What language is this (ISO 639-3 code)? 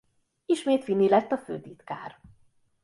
hun